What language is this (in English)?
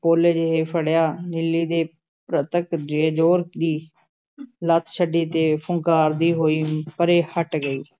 Punjabi